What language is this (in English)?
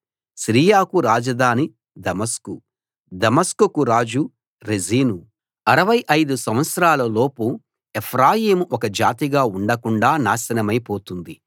Telugu